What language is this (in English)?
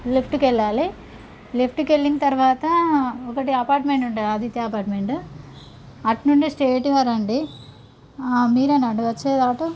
Telugu